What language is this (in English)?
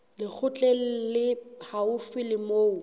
Southern Sotho